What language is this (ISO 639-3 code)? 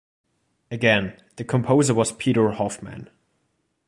eng